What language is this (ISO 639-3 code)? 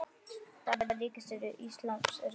isl